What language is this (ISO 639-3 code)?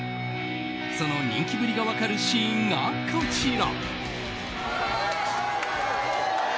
jpn